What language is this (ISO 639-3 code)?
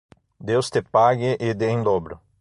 por